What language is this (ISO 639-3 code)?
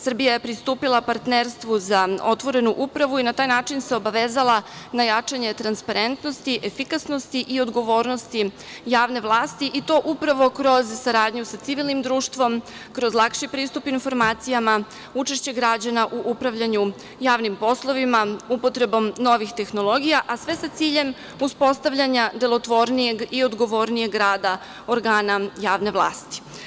srp